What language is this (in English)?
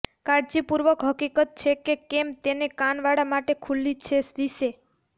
Gujarati